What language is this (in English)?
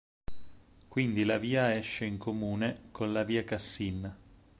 Italian